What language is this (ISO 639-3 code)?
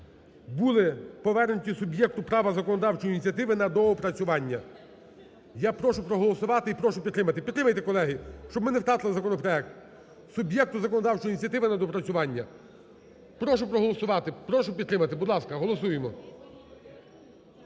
ukr